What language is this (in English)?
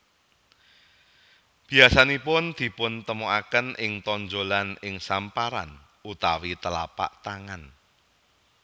Javanese